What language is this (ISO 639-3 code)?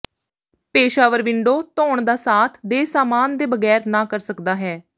pan